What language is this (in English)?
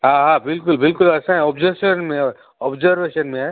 Sindhi